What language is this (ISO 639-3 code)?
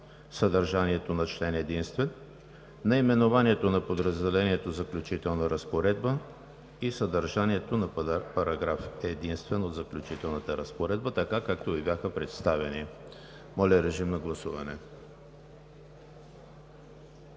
bul